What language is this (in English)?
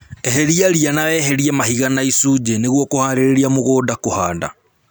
Kikuyu